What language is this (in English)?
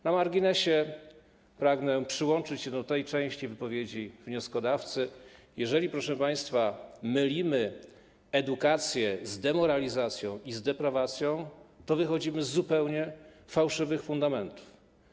Polish